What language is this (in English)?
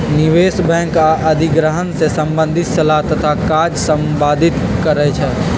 Magahi